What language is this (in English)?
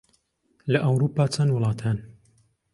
Central Kurdish